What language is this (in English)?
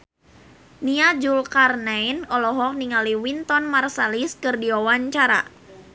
Sundanese